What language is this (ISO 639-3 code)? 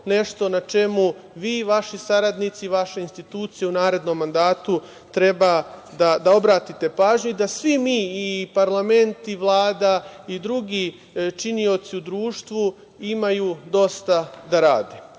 srp